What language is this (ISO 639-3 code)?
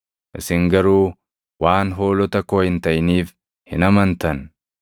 orm